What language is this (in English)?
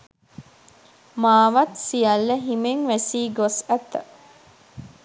Sinhala